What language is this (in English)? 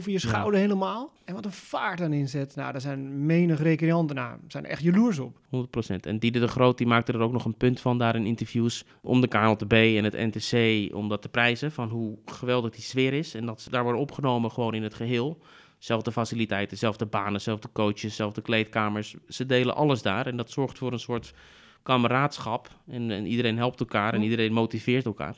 Dutch